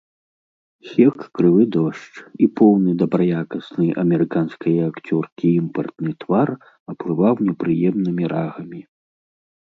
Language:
Belarusian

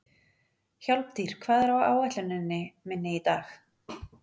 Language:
Icelandic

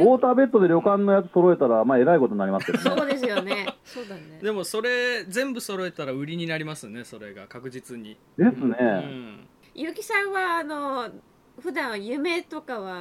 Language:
Japanese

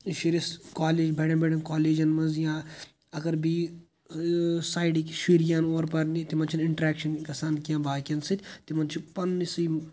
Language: Kashmiri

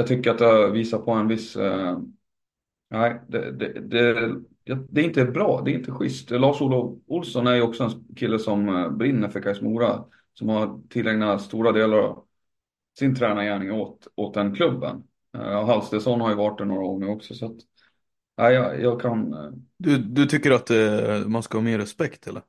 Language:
Swedish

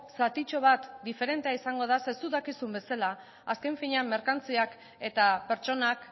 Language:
Basque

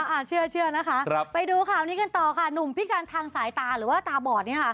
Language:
Thai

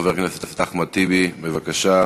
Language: Hebrew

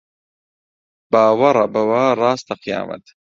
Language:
Central Kurdish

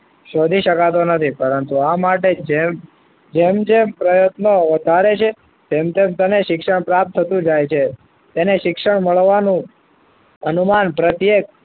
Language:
Gujarati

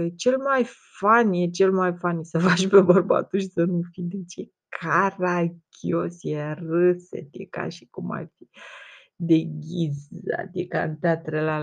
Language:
Romanian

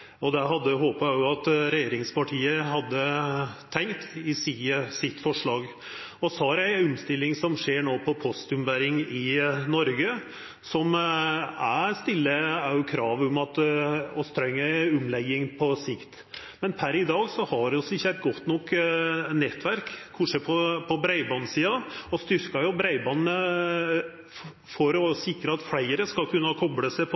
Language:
Norwegian Nynorsk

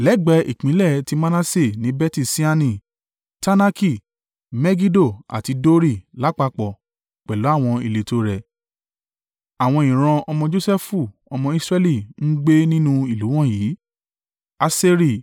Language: Yoruba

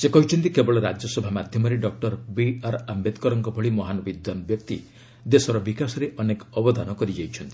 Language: Odia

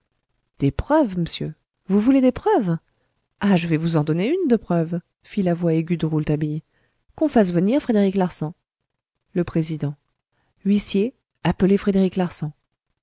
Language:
French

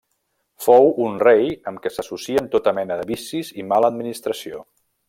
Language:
Catalan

